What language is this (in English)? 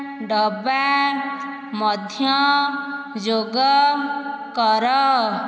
Odia